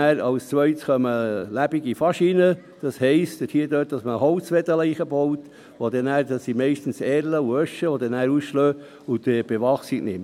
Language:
Swiss German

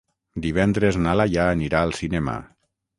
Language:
Catalan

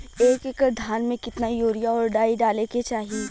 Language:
Bhojpuri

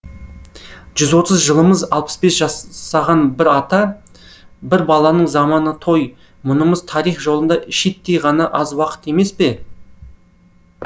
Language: Kazakh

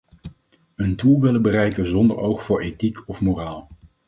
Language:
Dutch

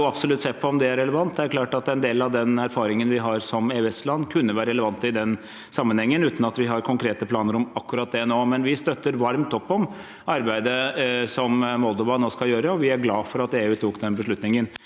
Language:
Norwegian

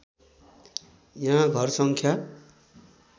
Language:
Nepali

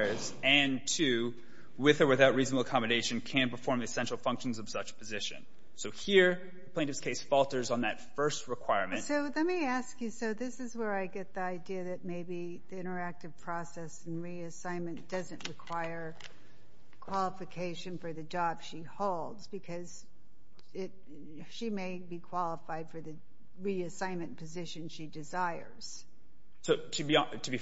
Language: English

